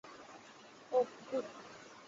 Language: Bangla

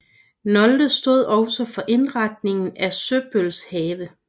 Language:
Danish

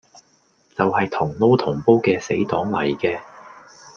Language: Cantonese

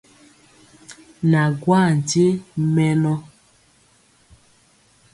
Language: Mpiemo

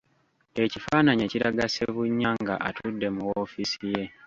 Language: Ganda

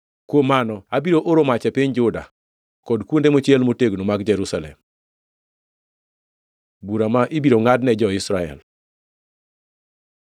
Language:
Luo (Kenya and Tanzania)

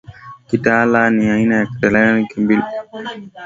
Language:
Swahili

